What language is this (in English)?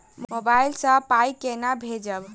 Maithili